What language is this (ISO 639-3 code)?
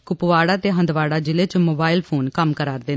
doi